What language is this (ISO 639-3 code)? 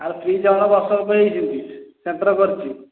ori